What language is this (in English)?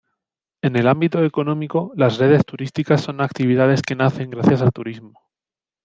Spanish